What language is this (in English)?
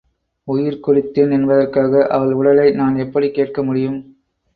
Tamil